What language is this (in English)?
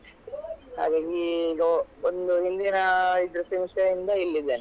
Kannada